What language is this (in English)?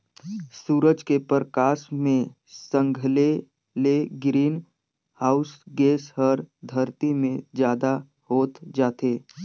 Chhattisgarhi